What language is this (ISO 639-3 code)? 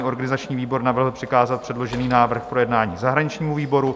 ces